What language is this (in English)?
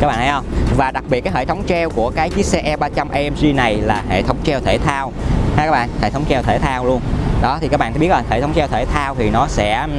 Vietnamese